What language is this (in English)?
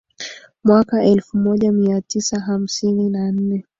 Swahili